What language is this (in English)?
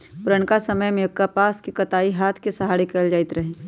Magahi